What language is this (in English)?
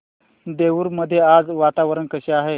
Marathi